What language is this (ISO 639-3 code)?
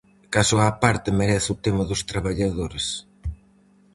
glg